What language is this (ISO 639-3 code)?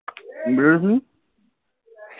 ben